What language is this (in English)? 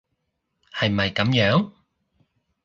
Cantonese